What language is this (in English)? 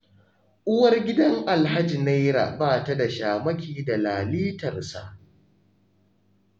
Hausa